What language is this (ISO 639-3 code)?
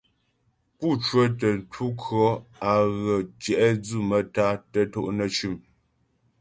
bbj